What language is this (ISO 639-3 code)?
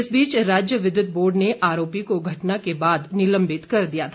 hin